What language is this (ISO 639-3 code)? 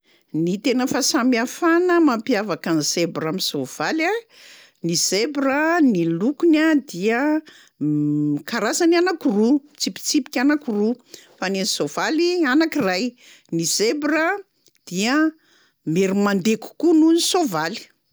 mlg